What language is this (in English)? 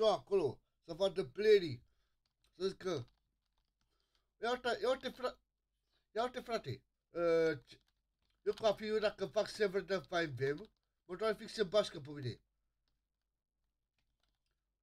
Romanian